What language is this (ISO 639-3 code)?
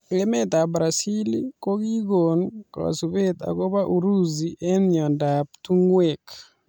kln